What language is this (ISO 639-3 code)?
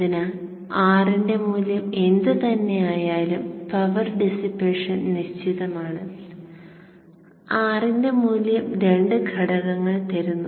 mal